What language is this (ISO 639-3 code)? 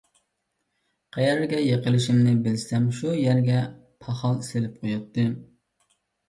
uig